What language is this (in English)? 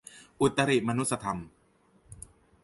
Thai